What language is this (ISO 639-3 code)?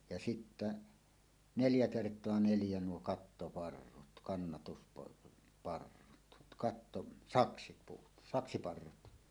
fin